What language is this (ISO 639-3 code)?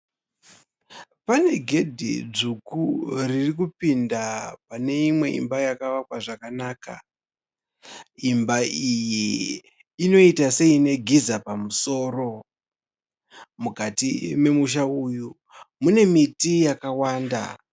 sna